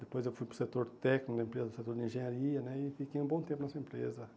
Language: Portuguese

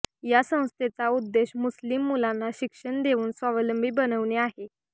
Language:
Marathi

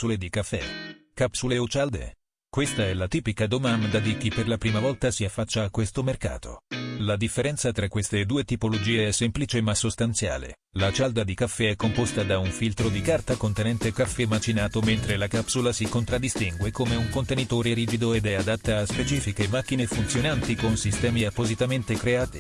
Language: Italian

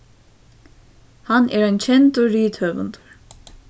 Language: Faroese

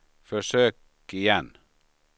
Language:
Swedish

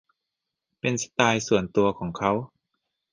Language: Thai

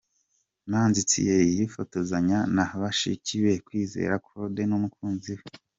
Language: Kinyarwanda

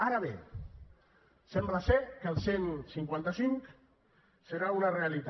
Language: Catalan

